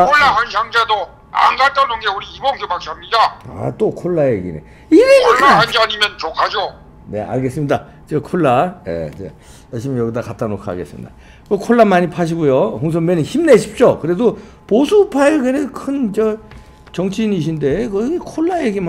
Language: Korean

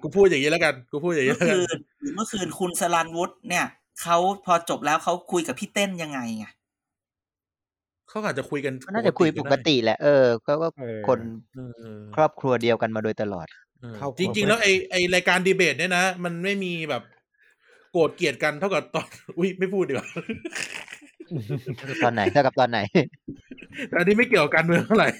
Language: Thai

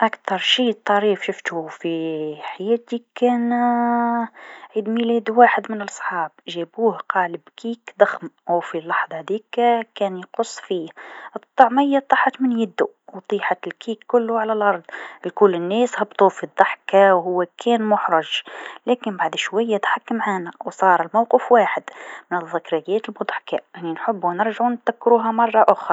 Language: Tunisian Arabic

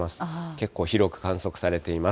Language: Japanese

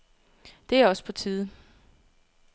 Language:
Danish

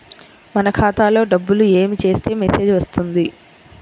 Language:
Telugu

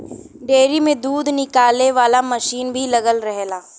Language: Bhojpuri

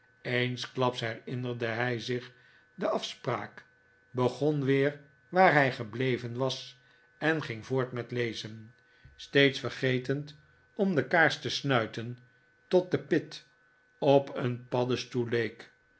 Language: Dutch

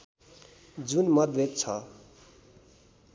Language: Nepali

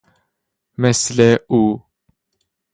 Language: Persian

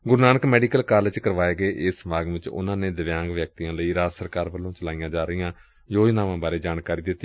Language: Punjabi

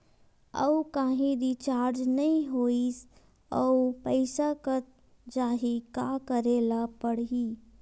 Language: Chhattisgarhi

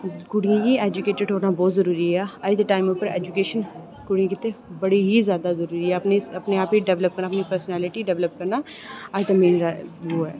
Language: Dogri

